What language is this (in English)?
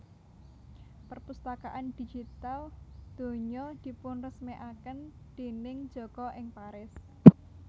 Javanese